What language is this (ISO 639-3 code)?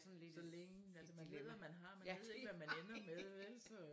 dan